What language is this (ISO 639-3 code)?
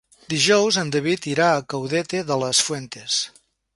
cat